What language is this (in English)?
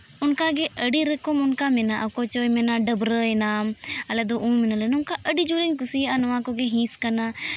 Santali